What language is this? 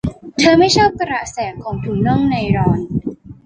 Thai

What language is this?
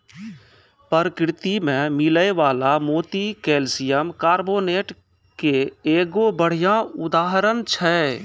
Maithili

